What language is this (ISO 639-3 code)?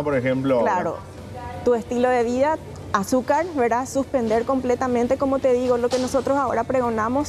spa